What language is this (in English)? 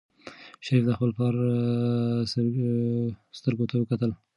Pashto